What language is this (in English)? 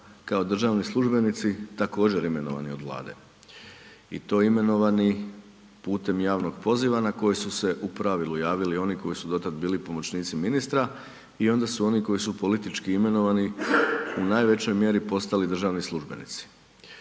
Croatian